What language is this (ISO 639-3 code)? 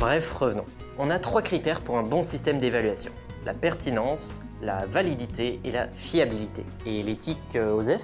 fra